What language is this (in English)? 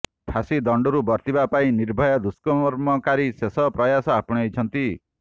Odia